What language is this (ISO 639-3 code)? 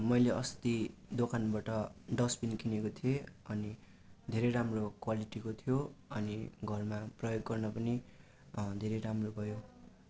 nep